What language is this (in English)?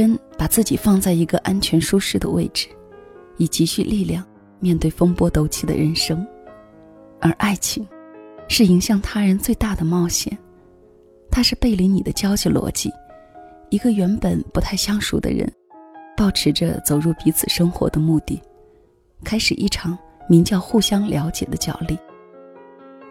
Chinese